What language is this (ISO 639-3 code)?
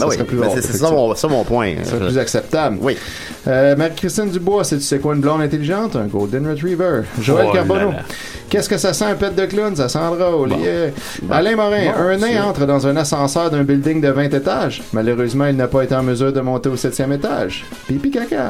fra